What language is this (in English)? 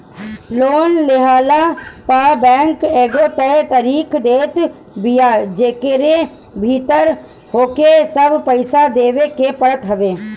Bhojpuri